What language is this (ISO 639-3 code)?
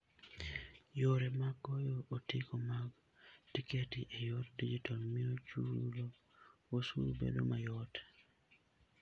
luo